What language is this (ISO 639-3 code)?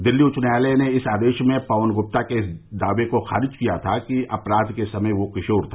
hin